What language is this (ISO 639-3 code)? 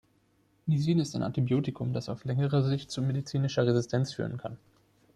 deu